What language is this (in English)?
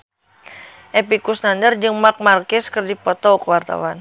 Sundanese